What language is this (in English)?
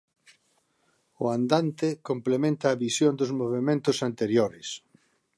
Galician